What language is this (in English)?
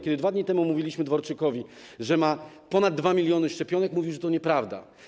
Polish